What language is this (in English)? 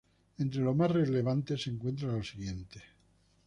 Spanish